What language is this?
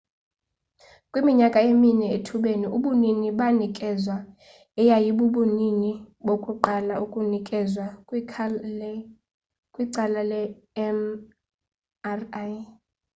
Xhosa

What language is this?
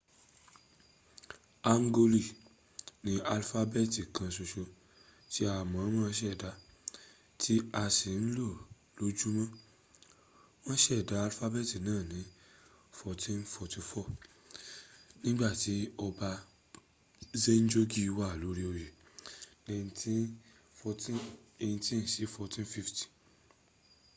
Yoruba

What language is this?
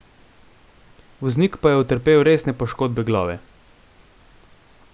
Slovenian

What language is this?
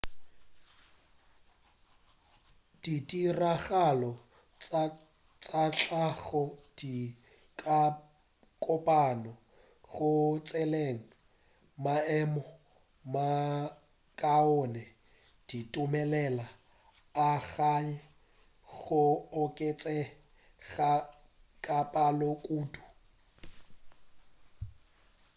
Northern Sotho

